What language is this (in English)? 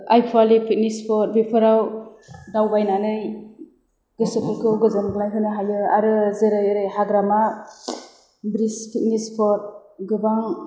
Bodo